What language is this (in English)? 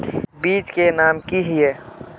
Magahi